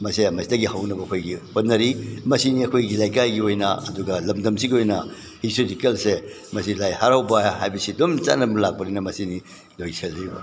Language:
Manipuri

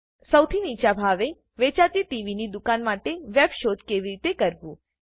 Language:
Gujarati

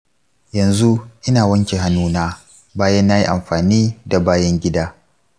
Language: Hausa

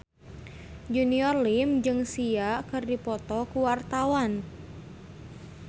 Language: Sundanese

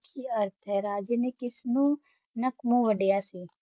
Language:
Punjabi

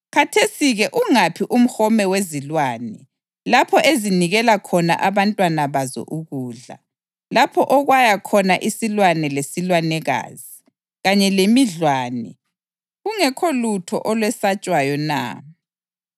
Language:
North Ndebele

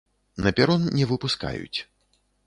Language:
Belarusian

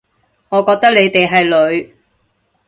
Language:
Cantonese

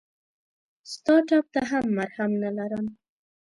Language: Pashto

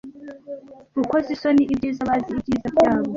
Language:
Kinyarwanda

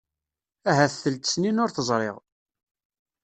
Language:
Kabyle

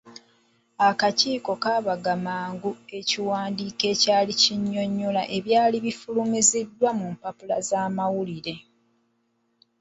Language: Ganda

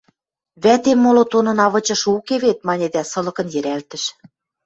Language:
Western Mari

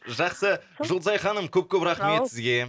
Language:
Kazakh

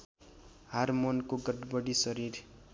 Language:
Nepali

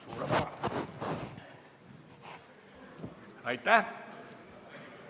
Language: Estonian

